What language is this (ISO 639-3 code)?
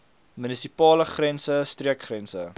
afr